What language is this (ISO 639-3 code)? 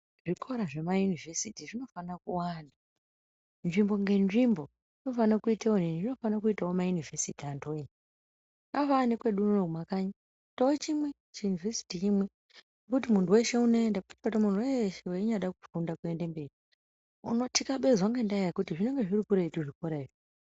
ndc